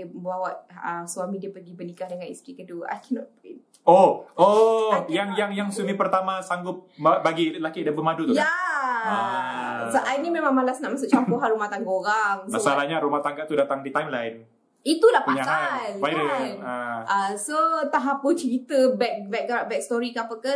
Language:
Malay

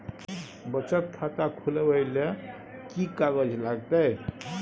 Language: Maithili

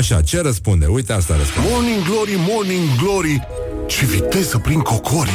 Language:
Romanian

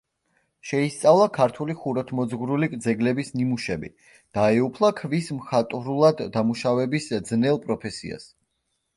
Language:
Georgian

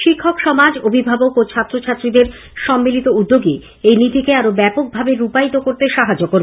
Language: Bangla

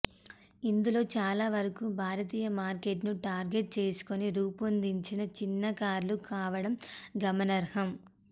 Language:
Telugu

